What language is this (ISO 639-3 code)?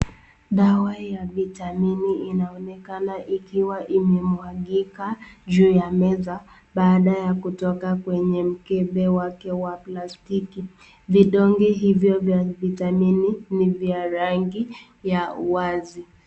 swa